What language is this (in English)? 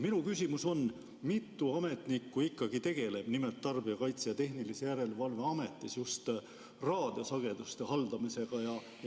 Estonian